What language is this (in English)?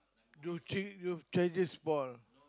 English